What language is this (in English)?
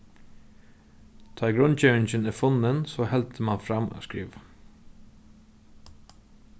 Faroese